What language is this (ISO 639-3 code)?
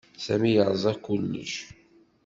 kab